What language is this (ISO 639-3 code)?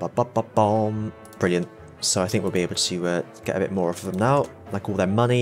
eng